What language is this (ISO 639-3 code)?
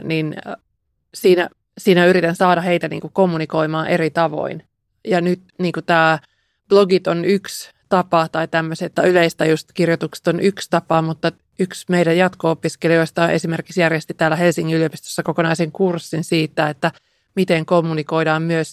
fin